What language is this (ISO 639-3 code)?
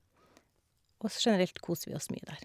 nor